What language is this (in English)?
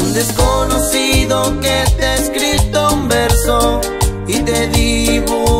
Spanish